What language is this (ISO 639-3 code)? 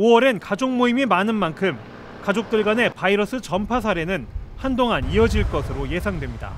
kor